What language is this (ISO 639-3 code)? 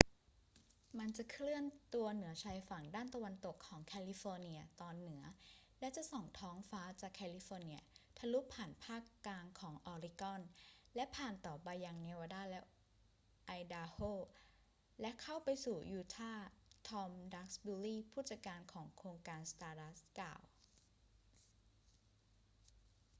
tha